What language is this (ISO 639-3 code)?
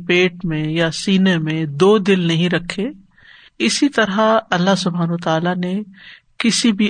urd